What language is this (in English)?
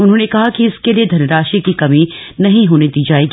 Hindi